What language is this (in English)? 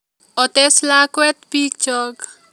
Kalenjin